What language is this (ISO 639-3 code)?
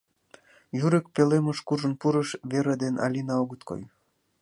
chm